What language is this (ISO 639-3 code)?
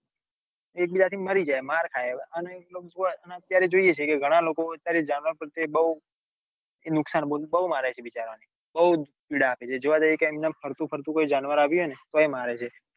guj